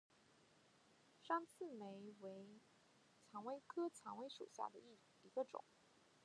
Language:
Chinese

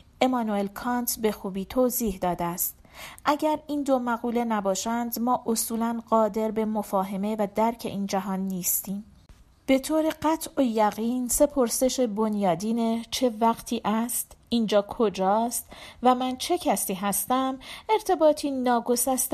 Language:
Persian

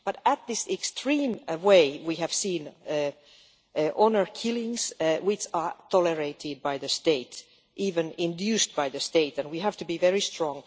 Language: English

